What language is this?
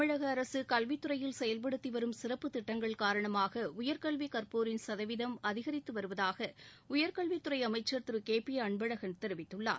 Tamil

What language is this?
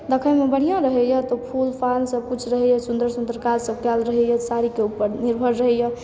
Maithili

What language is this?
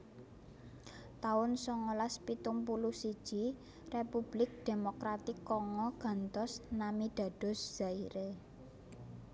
Javanese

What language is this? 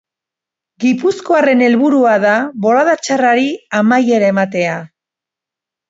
Basque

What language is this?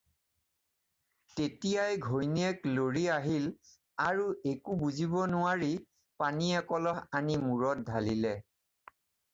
Assamese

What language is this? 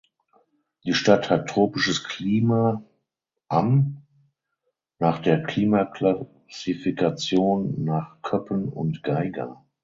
German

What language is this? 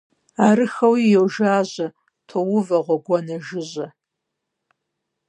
Kabardian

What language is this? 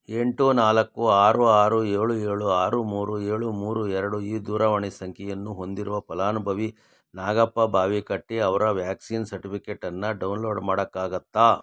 Kannada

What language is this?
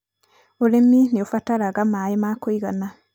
Kikuyu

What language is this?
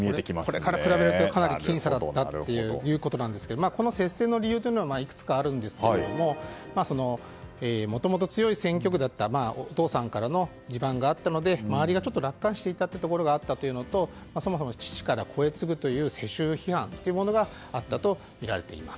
Japanese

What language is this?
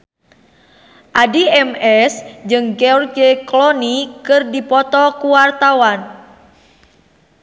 Sundanese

